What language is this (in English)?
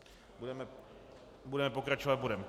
Czech